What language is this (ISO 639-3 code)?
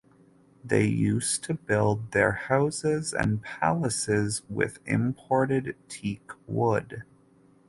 eng